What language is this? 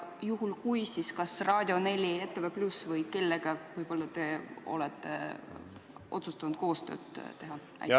Estonian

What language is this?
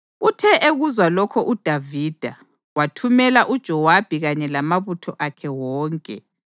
North Ndebele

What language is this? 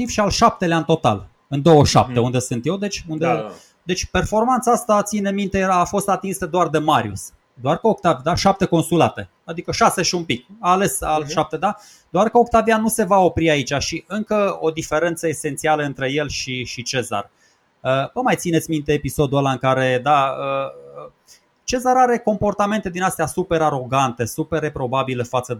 Romanian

